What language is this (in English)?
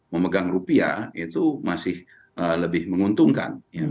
Indonesian